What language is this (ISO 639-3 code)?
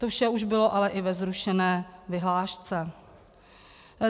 ces